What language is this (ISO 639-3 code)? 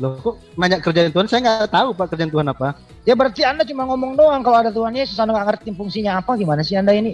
ind